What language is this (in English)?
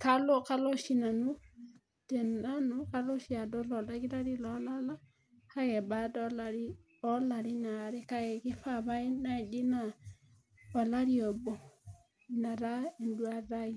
Masai